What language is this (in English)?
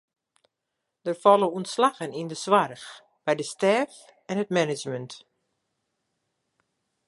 Western Frisian